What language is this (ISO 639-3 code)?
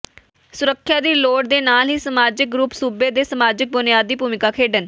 pan